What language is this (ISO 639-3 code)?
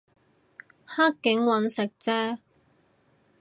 yue